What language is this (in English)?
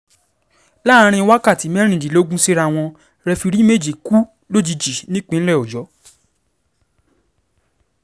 Yoruba